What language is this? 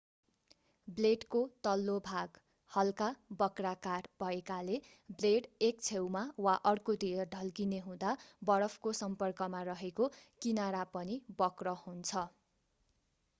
Nepali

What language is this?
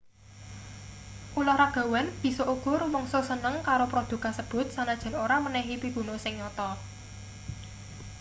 Javanese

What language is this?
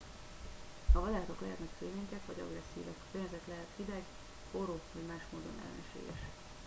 Hungarian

